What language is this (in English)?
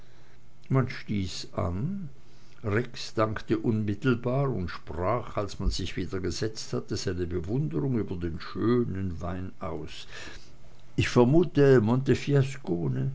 German